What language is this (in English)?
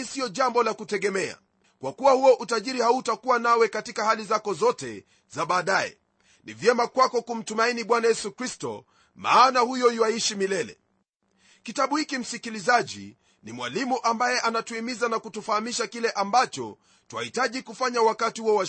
Swahili